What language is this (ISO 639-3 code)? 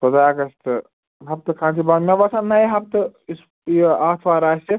kas